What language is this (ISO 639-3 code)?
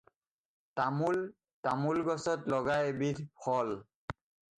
asm